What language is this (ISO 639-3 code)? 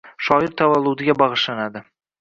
uzb